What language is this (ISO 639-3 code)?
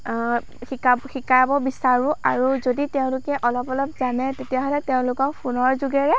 asm